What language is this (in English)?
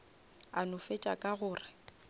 Northern Sotho